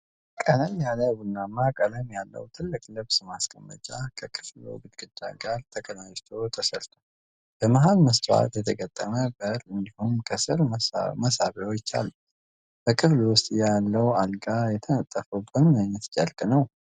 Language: Amharic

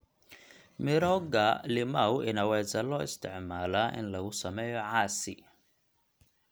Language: Somali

